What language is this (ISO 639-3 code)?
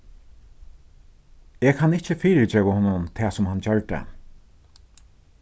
fao